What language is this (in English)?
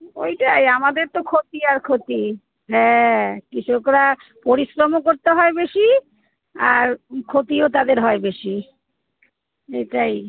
Bangla